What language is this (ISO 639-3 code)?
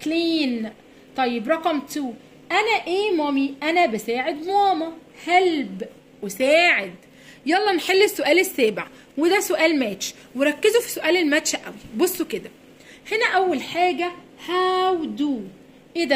ara